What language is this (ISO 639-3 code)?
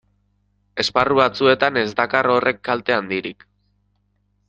eus